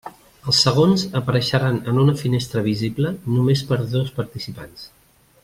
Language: Catalan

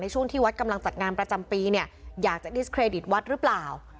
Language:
Thai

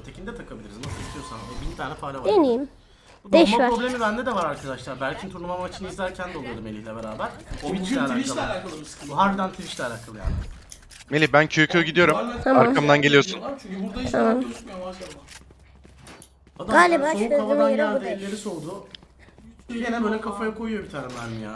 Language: Turkish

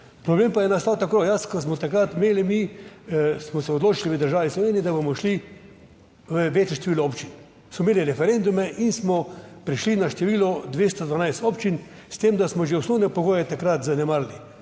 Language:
Slovenian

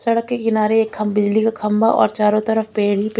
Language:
Hindi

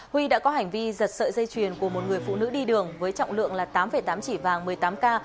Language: Vietnamese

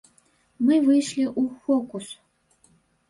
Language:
Belarusian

